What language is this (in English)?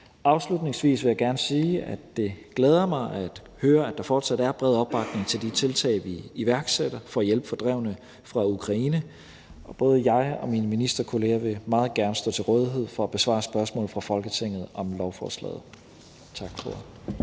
Danish